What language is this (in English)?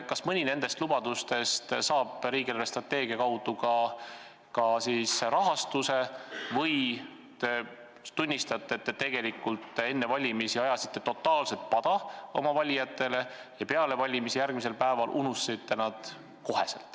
Estonian